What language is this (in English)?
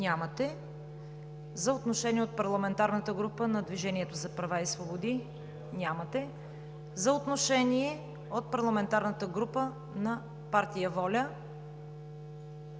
Bulgarian